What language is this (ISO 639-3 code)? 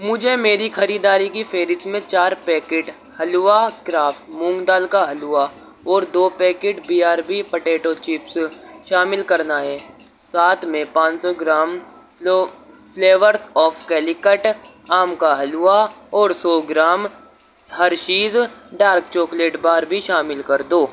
urd